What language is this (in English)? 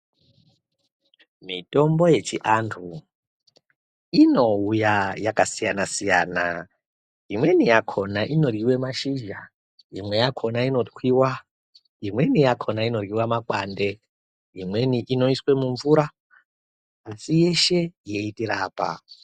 Ndau